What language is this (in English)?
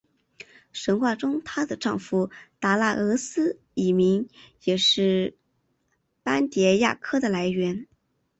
Chinese